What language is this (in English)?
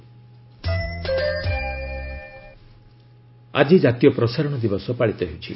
Odia